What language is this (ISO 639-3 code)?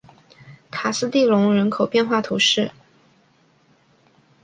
zho